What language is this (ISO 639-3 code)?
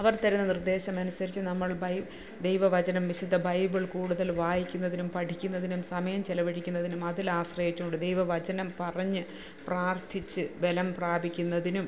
mal